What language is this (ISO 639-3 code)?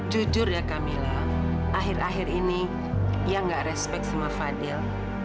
ind